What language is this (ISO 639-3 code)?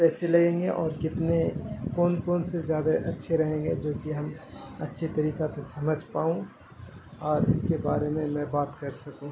urd